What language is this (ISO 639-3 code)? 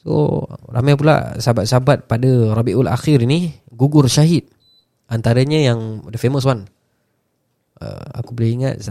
msa